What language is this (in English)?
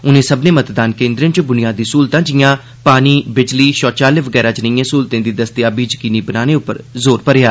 Dogri